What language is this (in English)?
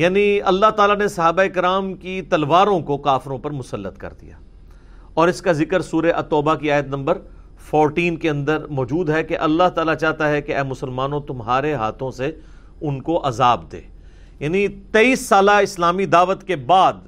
Urdu